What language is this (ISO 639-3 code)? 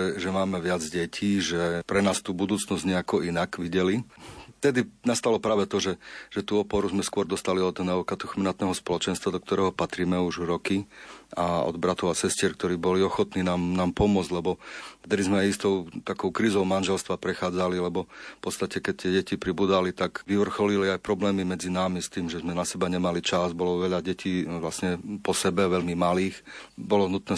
slk